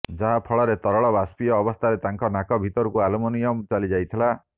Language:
Odia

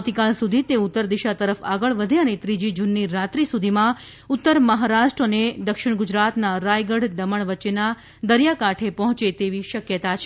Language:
Gujarati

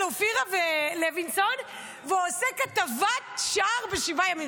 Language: Hebrew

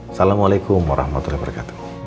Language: Indonesian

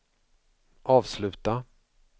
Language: Swedish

